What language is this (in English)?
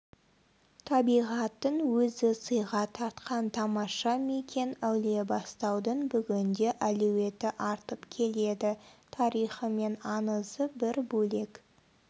Kazakh